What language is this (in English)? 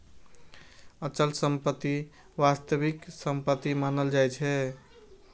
Maithili